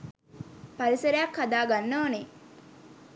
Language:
Sinhala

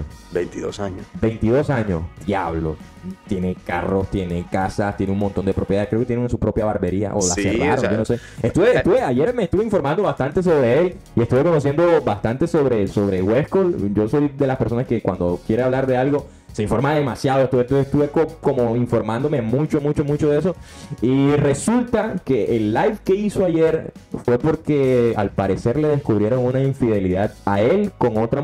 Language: Spanish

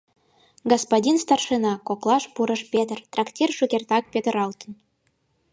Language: Mari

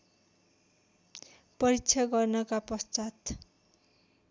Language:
Nepali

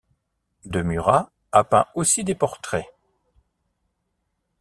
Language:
French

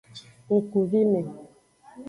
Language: Aja (Benin)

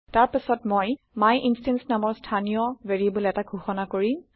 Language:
Assamese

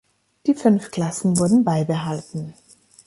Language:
German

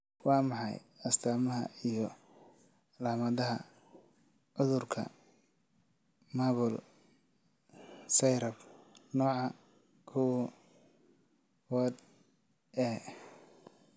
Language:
Somali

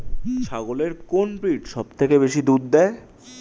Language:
Bangla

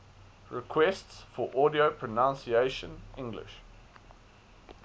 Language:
English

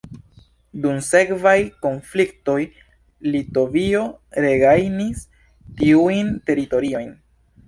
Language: Esperanto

